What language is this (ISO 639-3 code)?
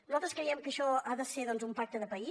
cat